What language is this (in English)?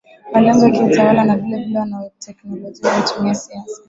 Swahili